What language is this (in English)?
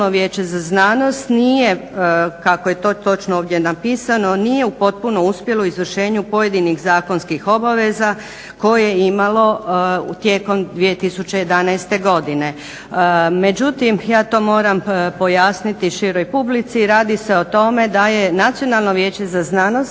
Croatian